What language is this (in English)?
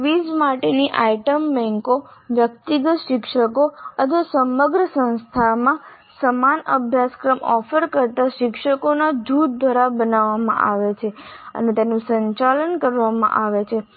Gujarati